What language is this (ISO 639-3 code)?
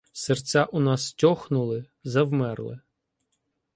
ukr